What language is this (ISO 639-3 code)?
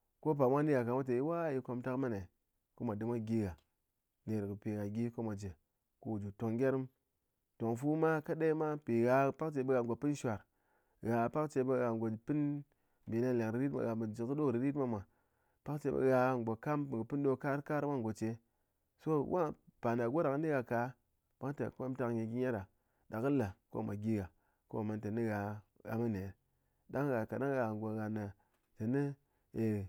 anc